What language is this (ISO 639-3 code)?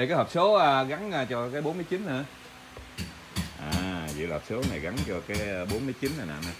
vie